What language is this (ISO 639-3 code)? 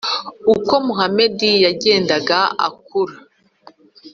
kin